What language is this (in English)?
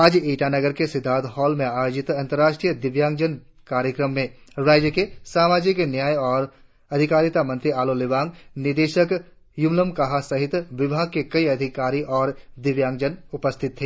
Hindi